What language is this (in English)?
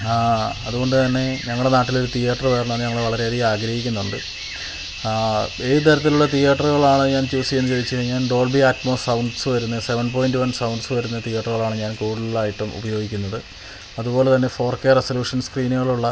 Malayalam